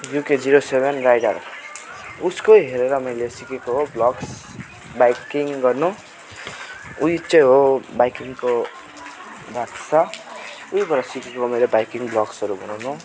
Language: Nepali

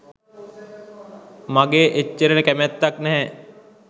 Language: Sinhala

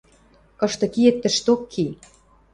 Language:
Western Mari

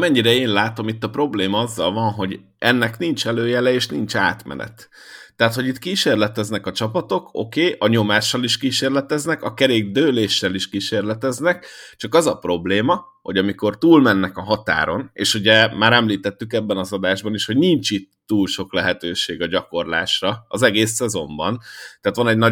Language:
Hungarian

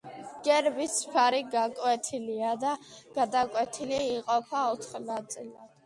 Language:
Georgian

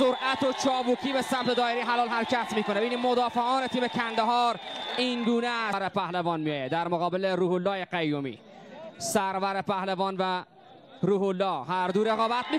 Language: Persian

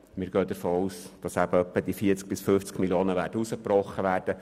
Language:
Swiss German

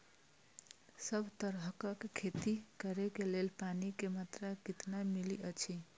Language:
Maithili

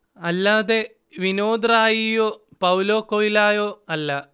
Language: Malayalam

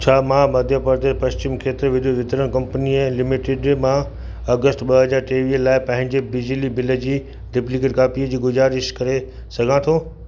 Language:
Sindhi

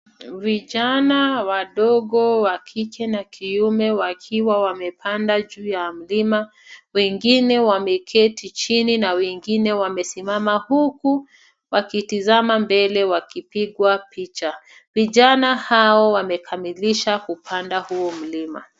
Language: Swahili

